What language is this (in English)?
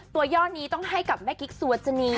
Thai